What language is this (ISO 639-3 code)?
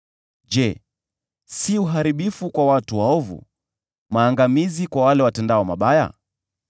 swa